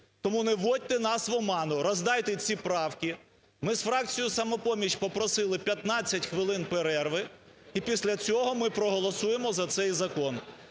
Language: Ukrainian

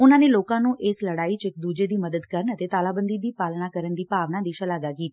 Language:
Punjabi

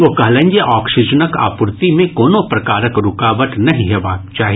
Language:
Maithili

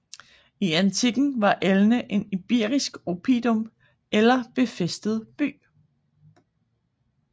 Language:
Danish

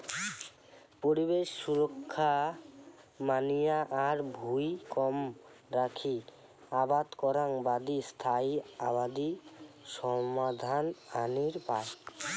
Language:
Bangla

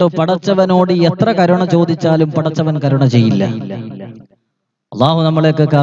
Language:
Arabic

